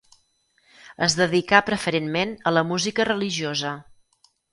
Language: Catalan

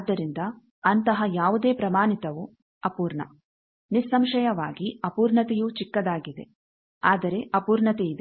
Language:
Kannada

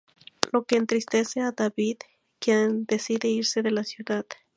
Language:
Spanish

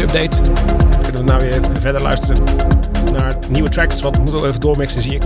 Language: Dutch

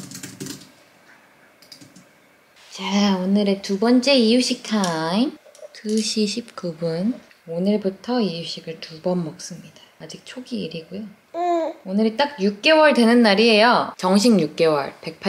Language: Korean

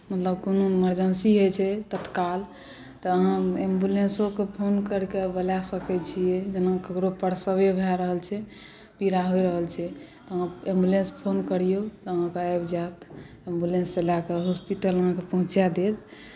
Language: Maithili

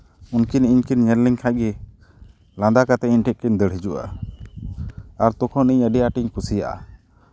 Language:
Santali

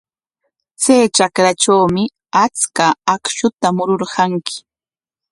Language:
Corongo Ancash Quechua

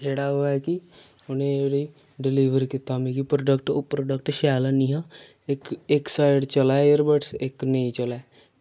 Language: Dogri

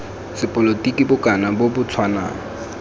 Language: Tswana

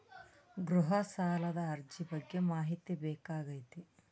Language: Kannada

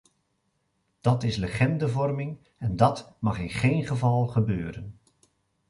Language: Dutch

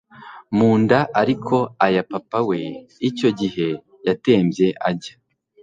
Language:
Kinyarwanda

